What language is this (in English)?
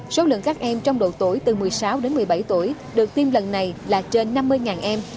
Vietnamese